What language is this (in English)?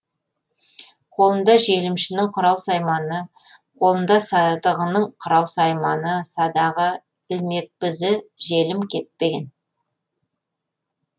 Kazakh